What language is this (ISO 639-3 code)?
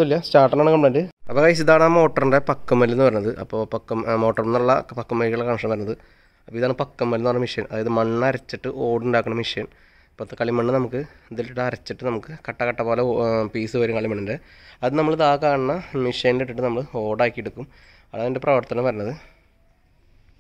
ara